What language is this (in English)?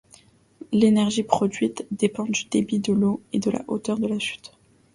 French